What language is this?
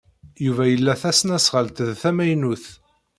Kabyle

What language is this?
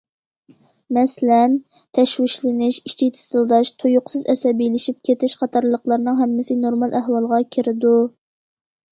Uyghur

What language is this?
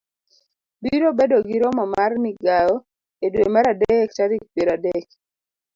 Luo (Kenya and Tanzania)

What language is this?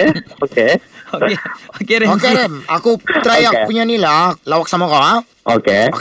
Malay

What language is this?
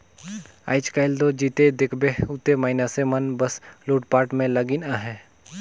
Chhattisgarhi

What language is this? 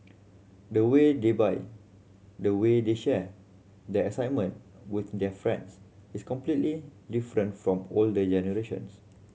English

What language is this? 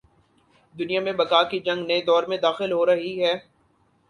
Urdu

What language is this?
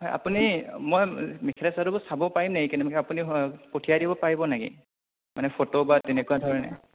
Assamese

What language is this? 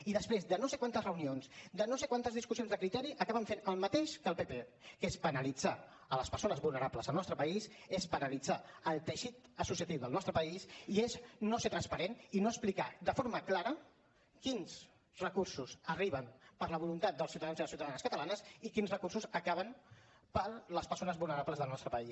Catalan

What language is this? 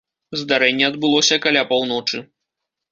Belarusian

